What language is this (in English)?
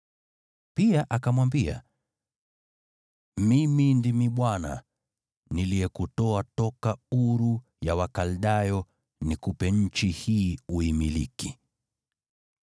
Swahili